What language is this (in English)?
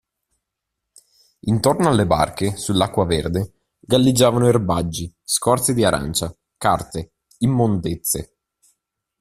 Italian